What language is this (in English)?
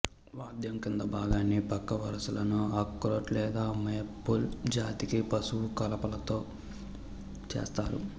Telugu